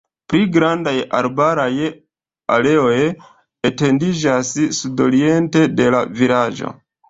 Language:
Esperanto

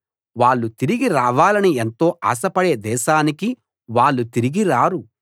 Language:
Telugu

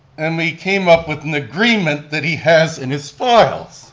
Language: English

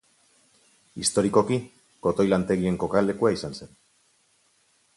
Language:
Basque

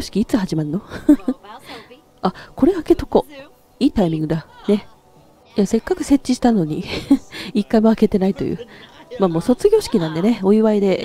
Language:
Japanese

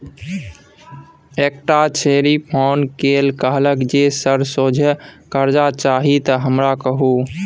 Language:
Maithili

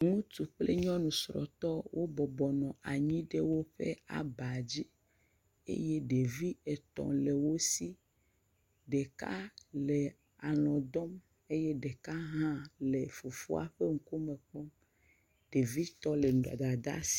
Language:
Ewe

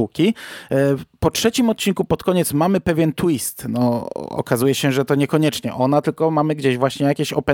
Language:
Polish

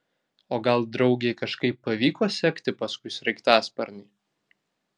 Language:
Lithuanian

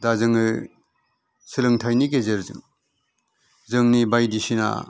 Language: Bodo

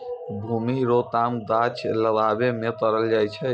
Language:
Maithili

